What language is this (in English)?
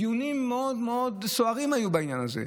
Hebrew